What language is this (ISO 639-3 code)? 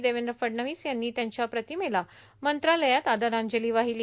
mar